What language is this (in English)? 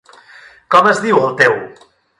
Catalan